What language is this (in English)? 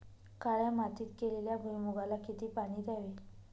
Marathi